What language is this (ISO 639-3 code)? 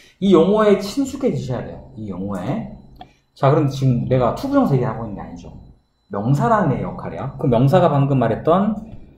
kor